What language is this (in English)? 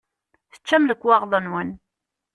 Kabyle